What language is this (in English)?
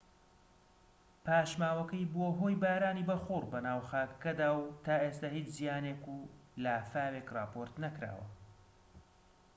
Central Kurdish